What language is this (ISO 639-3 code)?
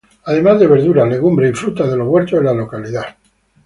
spa